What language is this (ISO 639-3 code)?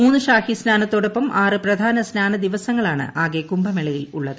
mal